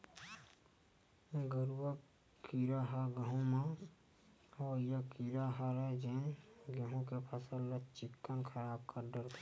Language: Chhattisgarhi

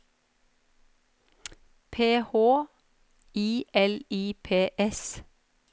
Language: Norwegian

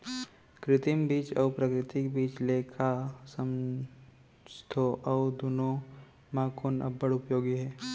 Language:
Chhattisgarhi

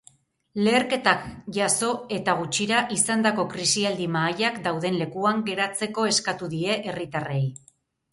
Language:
Basque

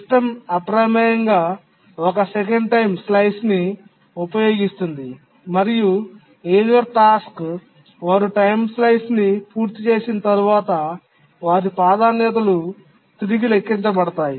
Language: Telugu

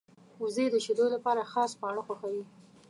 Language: Pashto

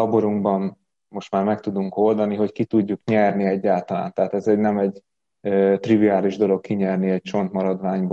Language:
Hungarian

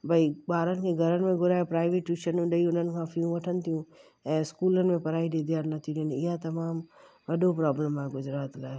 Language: Sindhi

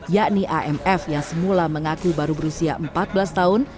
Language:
Indonesian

